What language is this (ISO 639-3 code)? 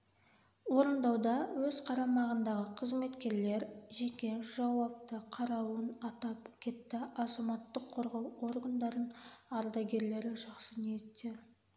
kaz